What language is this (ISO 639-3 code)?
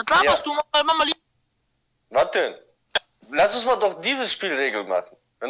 deu